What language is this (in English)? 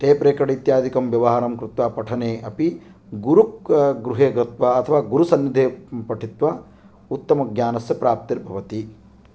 Sanskrit